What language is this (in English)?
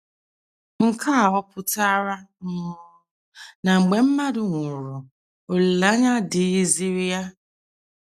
Igbo